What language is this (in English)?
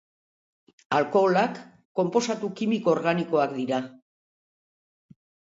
Basque